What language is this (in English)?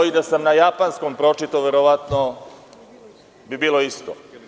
Serbian